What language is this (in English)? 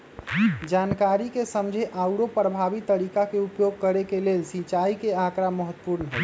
Magahi